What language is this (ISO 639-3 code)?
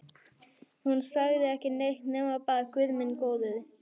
isl